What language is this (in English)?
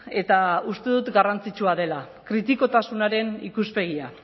Basque